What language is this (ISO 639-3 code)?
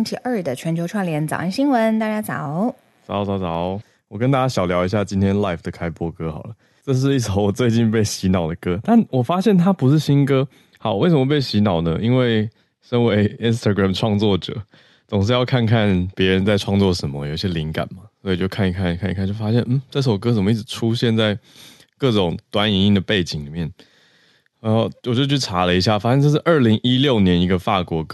zho